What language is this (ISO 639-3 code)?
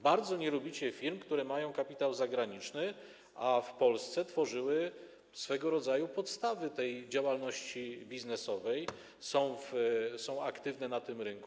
pol